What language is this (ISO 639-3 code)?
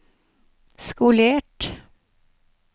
nor